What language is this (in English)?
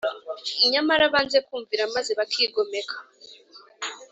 Kinyarwanda